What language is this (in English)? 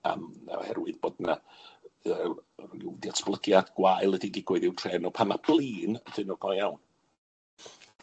Welsh